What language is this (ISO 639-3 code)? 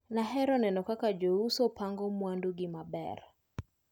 luo